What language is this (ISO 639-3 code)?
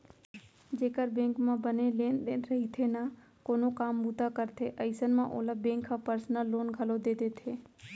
hne